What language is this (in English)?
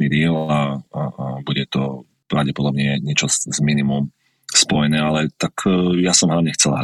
Slovak